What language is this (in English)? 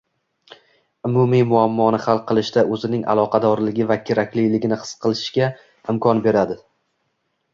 Uzbek